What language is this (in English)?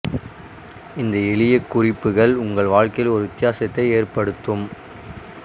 Tamil